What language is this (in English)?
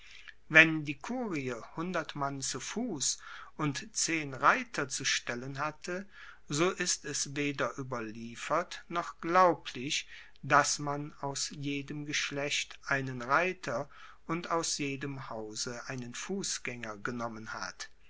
German